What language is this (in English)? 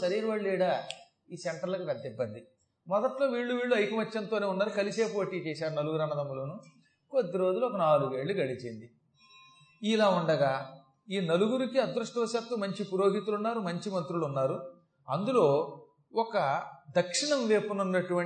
Telugu